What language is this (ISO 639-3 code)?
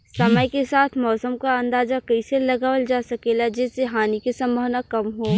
bho